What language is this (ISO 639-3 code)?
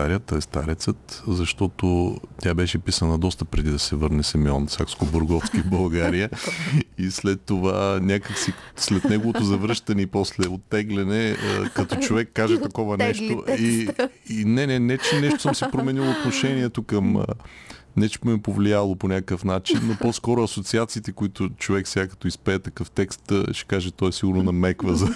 bul